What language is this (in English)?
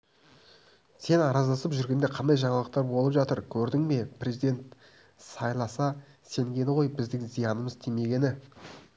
Kazakh